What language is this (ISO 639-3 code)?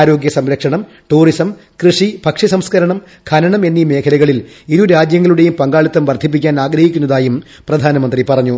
mal